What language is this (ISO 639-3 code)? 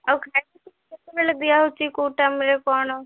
ori